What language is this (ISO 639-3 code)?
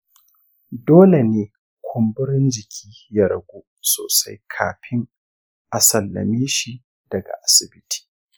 hau